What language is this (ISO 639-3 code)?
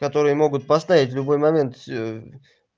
rus